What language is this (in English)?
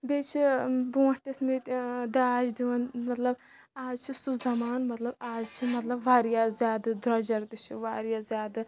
Kashmiri